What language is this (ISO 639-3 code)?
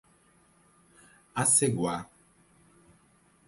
por